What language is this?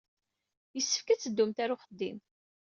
Kabyle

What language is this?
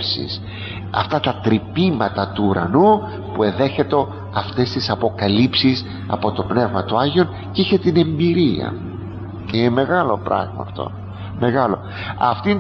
Greek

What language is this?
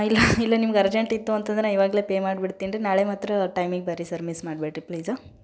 Kannada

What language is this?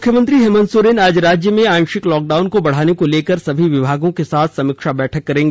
Hindi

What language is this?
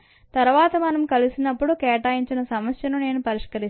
Telugu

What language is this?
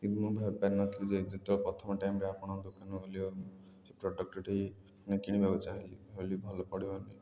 Odia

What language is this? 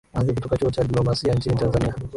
Swahili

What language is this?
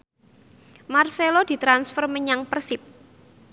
Javanese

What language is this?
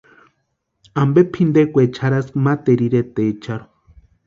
Western Highland Purepecha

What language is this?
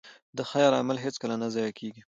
Pashto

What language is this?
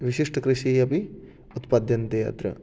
Sanskrit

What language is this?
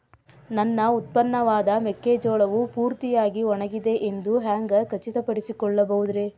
Kannada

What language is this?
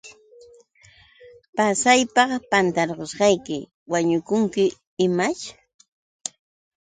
Yauyos Quechua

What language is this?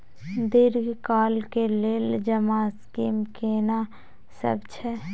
Maithili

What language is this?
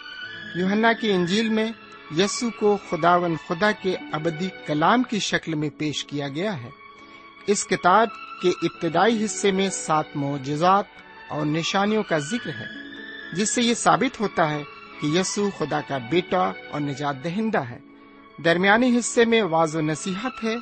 Urdu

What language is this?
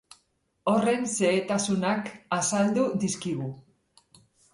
Basque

